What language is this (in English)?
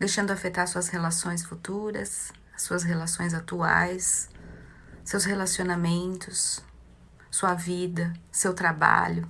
Portuguese